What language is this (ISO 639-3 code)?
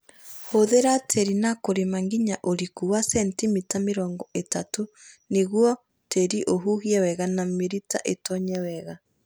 kik